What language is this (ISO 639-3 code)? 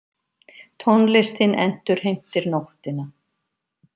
isl